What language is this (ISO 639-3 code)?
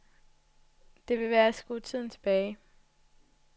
dan